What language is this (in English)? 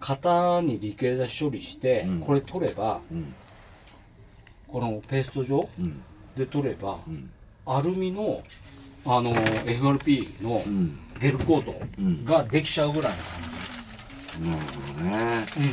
Japanese